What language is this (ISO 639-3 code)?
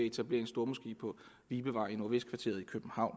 dan